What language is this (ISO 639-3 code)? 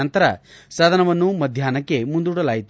kan